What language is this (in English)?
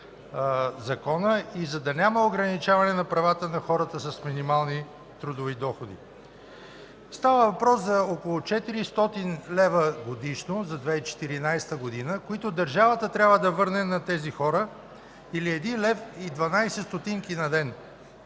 Bulgarian